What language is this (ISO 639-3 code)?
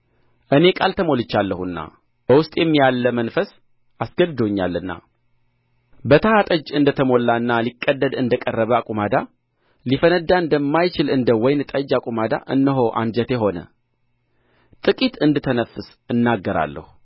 amh